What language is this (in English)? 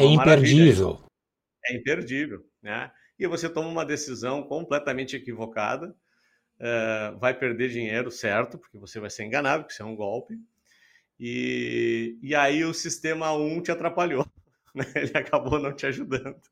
Portuguese